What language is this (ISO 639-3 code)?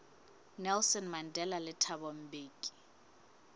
sot